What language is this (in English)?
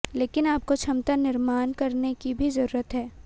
Hindi